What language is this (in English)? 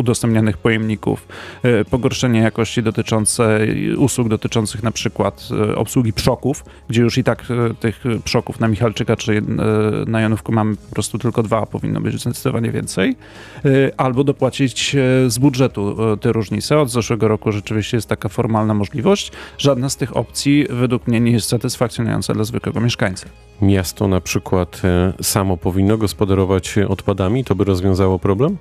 Polish